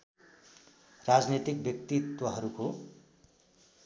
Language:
Nepali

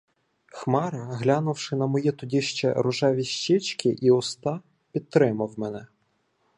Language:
Ukrainian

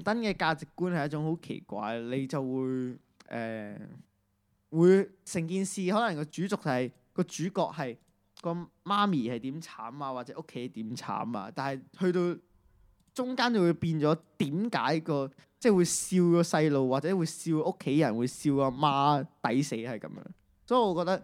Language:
Chinese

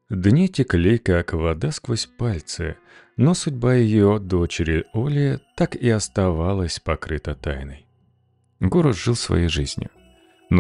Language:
Russian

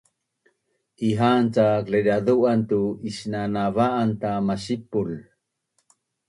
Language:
Bunun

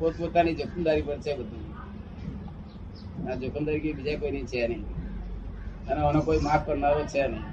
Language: Gujarati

